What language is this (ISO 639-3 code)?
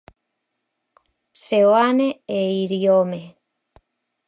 glg